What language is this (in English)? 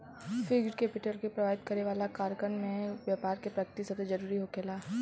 Bhojpuri